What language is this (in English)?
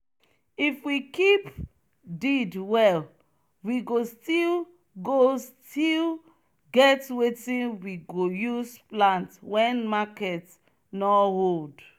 Nigerian Pidgin